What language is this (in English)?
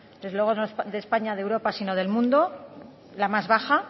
Spanish